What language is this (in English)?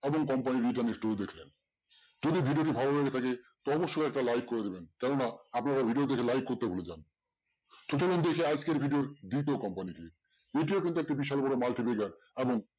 Bangla